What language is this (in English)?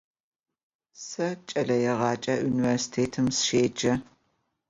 Adyghe